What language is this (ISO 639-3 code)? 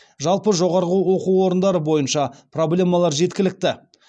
kaz